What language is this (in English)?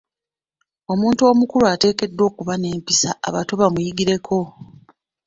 Ganda